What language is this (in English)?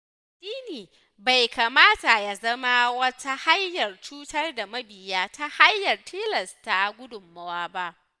Hausa